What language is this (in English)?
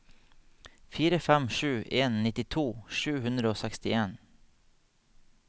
Norwegian